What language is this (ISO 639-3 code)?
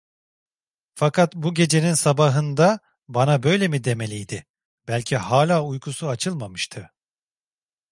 tur